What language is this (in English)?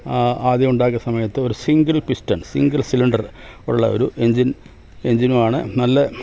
Malayalam